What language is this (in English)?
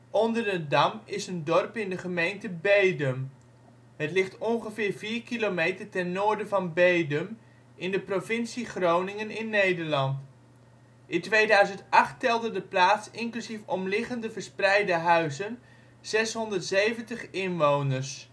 Dutch